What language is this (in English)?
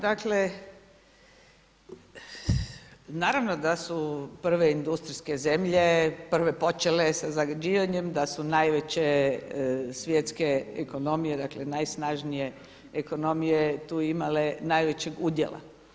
Croatian